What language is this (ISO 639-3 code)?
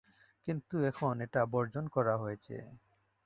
ben